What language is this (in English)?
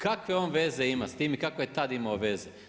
Croatian